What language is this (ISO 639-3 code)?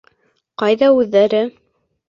bak